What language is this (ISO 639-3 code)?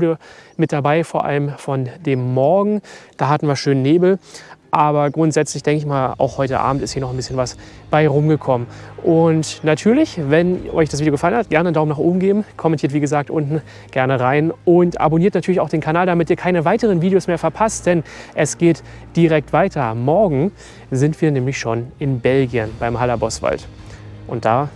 deu